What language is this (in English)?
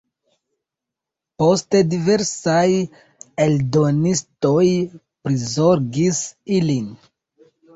Esperanto